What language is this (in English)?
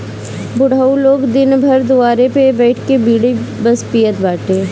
Bhojpuri